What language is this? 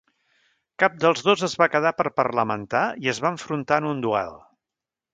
Catalan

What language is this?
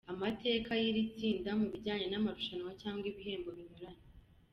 Kinyarwanda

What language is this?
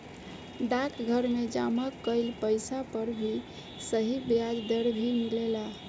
Bhojpuri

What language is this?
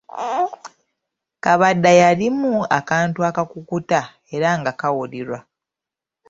Ganda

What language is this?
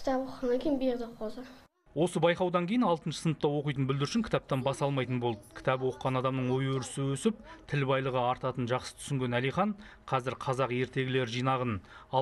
Turkish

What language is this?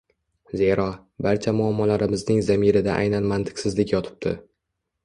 Uzbek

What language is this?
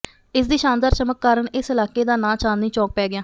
Punjabi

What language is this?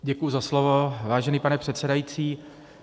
Czech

